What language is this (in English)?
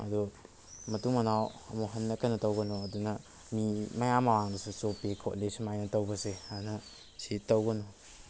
Manipuri